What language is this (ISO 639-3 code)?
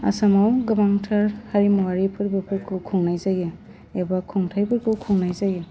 brx